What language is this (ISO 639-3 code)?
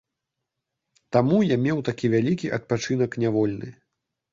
bel